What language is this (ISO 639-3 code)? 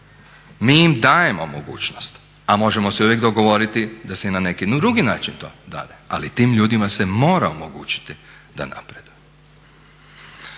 hrv